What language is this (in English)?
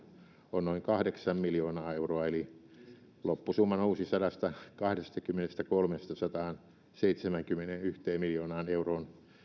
Finnish